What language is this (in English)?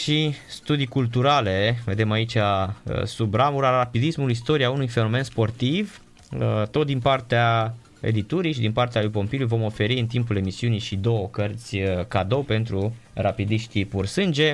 Romanian